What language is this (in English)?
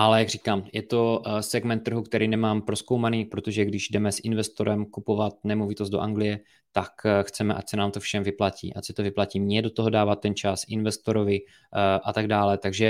Czech